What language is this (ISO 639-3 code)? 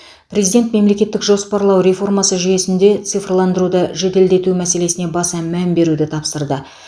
kaz